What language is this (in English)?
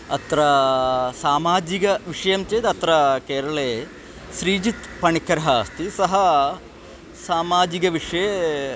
Sanskrit